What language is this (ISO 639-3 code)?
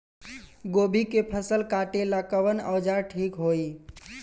bho